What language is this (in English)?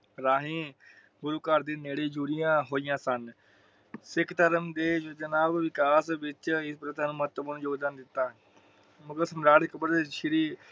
Punjabi